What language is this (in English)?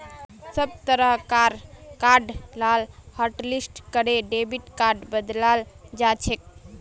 Magahi